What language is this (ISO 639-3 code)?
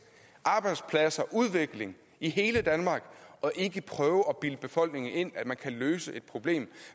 dan